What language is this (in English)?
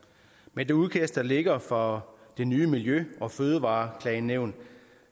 Danish